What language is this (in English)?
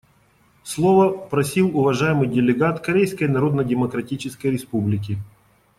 Russian